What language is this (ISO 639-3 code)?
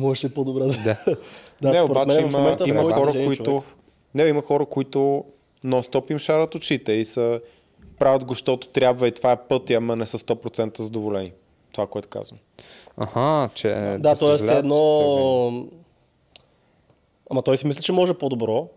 bul